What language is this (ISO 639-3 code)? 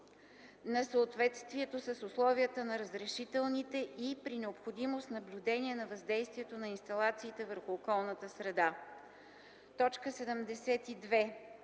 bul